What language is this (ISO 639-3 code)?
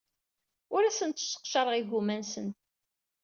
kab